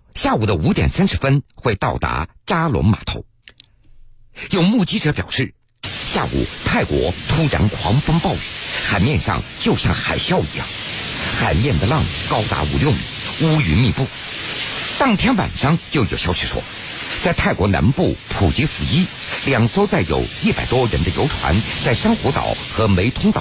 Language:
Chinese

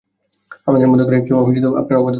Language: Bangla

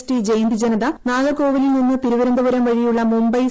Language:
Malayalam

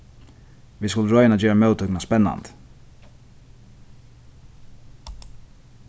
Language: Faroese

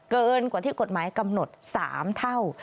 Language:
Thai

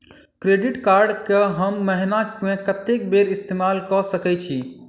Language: Maithili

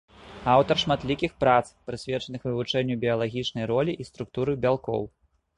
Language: Belarusian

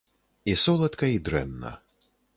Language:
Belarusian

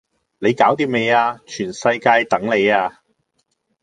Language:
Cantonese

